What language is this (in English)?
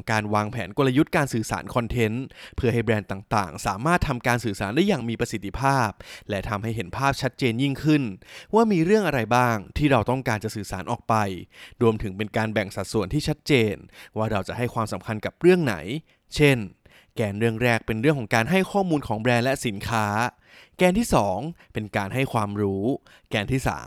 Thai